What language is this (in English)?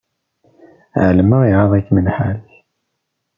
Kabyle